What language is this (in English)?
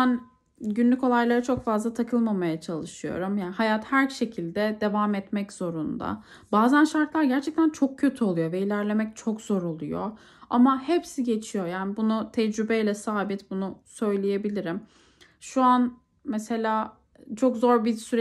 Turkish